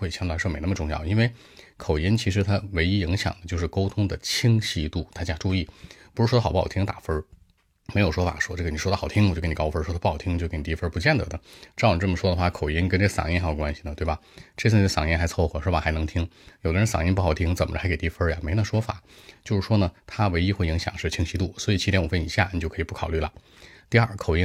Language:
Chinese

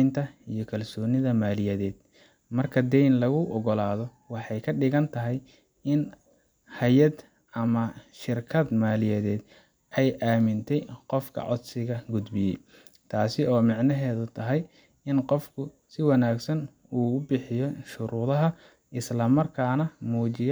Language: Somali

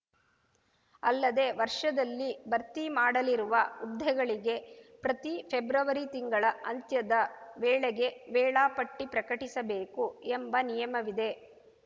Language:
Kannada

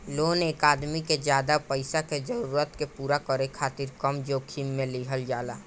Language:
Bhojpuri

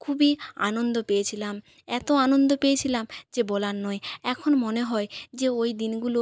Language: Bangla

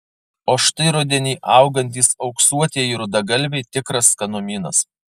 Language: Lithuanian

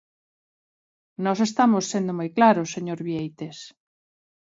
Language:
Galician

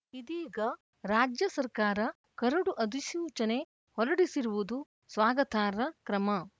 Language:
Kannada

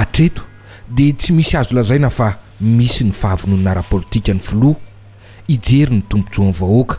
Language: Romanian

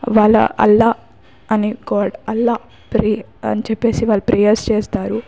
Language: Telugu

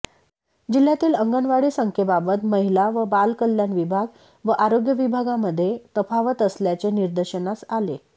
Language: Marathi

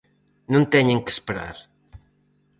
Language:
Galician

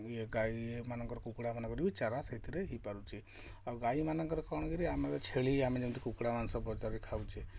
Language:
Odia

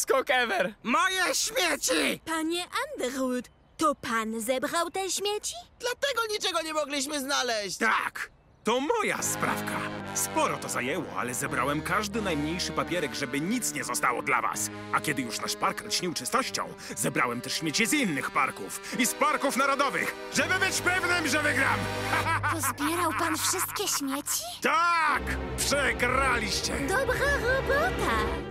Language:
Polish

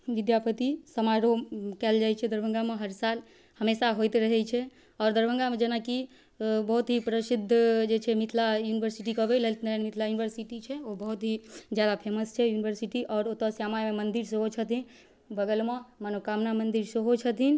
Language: Maithili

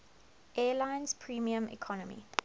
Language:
English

